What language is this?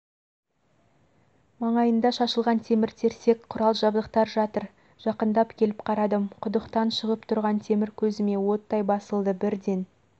Kazakh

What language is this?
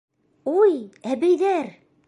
Bashkir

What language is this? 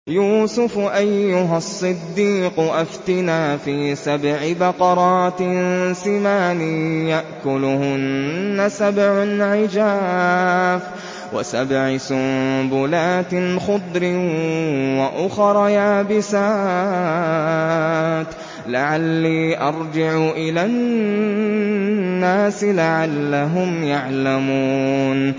Arabic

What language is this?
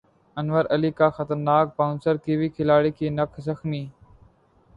Urdu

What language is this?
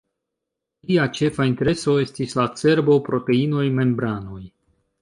Esperanto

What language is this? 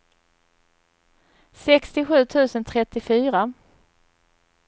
Swedish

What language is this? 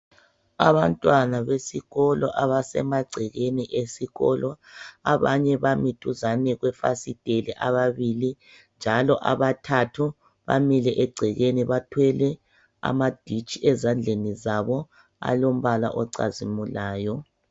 North Ndebele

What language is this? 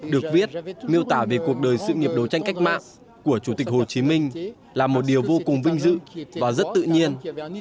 Vietnamese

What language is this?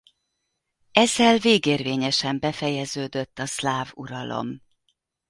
Hungarian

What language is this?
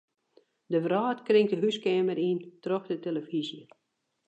Western Frisian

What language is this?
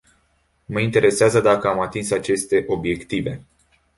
Romanian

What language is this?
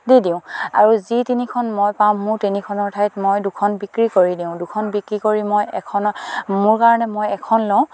Assamese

